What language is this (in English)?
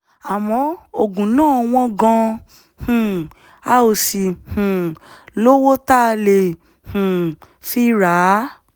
Yoruba